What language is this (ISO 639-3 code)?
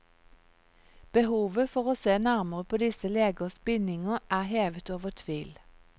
nor